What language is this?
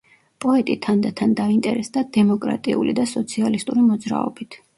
Georgian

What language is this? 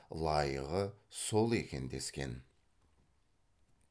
Kazakh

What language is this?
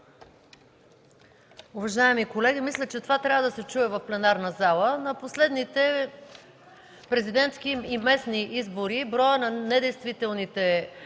Bulgarian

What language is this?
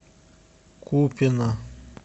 Russian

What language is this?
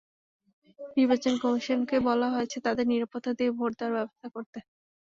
Bangla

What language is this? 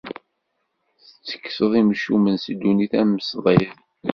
Kabyle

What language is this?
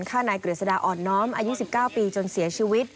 Thai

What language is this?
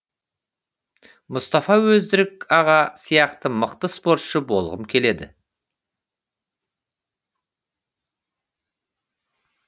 Kazakh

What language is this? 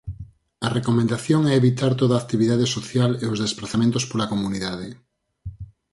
Galician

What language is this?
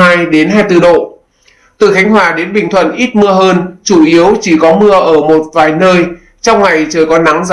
Vietnamese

